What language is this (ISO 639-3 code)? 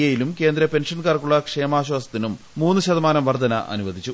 mal